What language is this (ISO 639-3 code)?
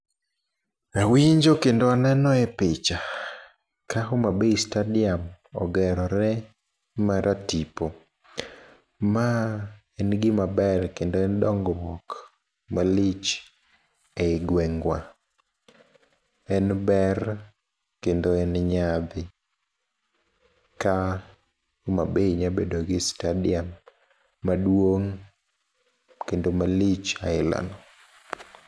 luo